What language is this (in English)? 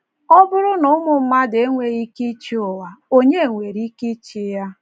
Igbo